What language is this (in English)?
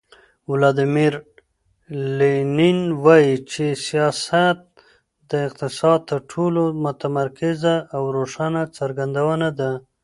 Pashto